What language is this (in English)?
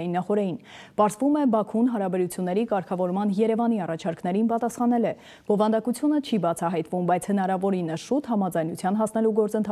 Romanian